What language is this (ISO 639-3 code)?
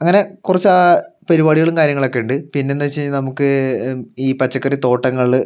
mal